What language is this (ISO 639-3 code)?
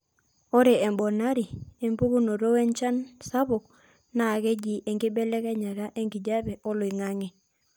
mas